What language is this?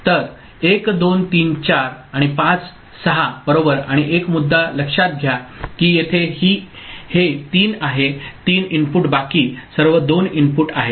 Marathi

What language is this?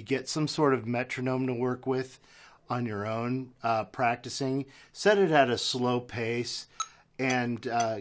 English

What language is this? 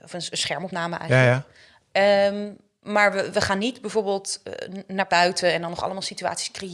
Dutch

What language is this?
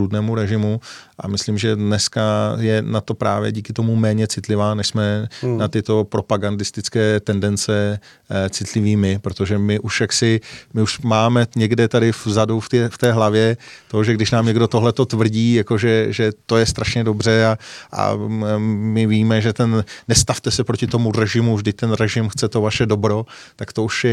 Czech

